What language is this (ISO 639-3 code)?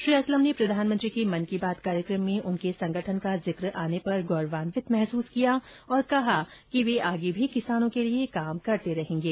hin